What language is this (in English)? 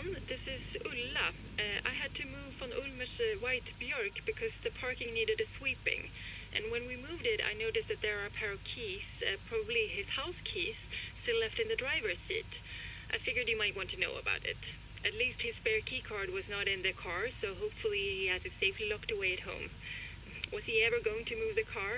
German